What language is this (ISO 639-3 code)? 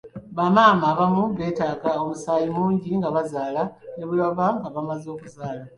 lug